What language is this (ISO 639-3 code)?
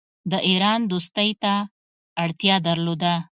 pus